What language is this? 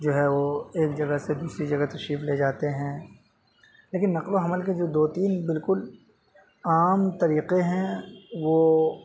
Urdu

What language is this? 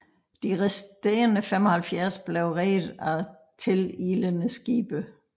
Danish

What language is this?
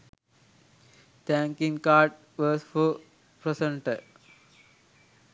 Sinhala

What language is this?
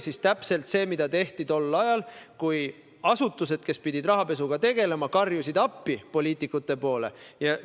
Estonian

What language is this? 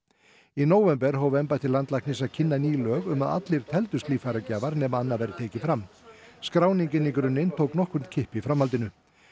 Icelandic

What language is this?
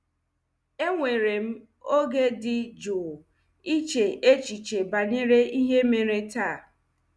Igbo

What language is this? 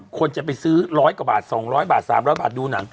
Thai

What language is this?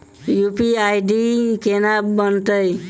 Maithili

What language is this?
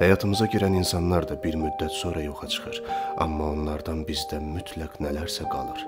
Turkish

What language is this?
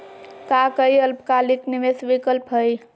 Magahi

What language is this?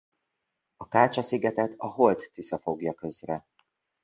Hungarian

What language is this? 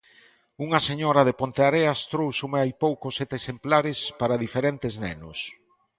Galician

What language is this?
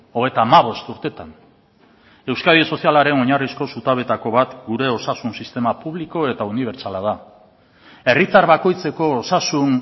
Basque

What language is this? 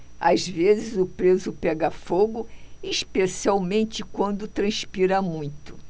Portuguese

